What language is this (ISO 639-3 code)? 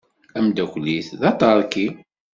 kab